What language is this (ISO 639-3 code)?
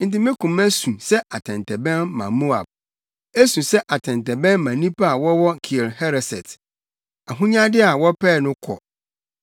aka